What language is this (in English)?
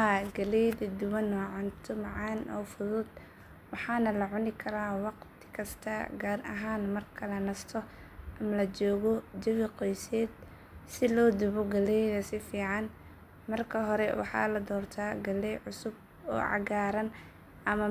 Somali